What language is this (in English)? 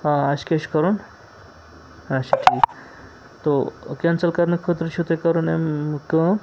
Kashmiri